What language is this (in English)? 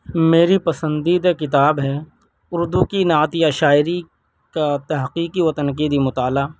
Urdu